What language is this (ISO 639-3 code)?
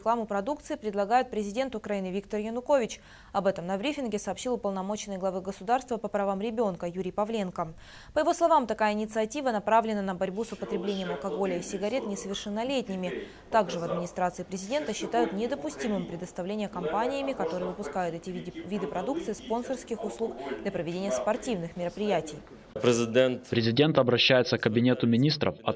rus